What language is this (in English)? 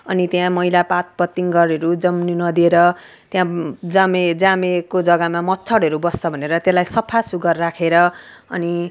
Nepali